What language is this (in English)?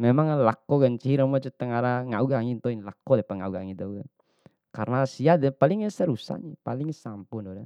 Bima